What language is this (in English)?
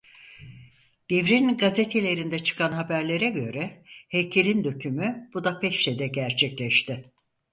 Turkish